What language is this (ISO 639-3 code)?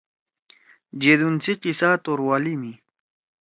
trw